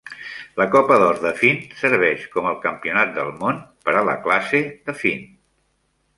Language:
Catalan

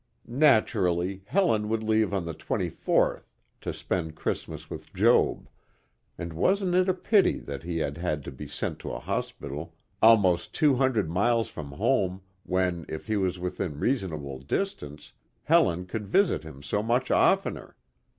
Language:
English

